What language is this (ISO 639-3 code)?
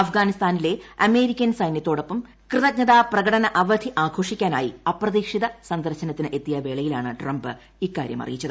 mal